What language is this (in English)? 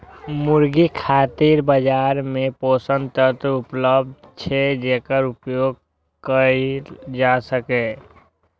Maithili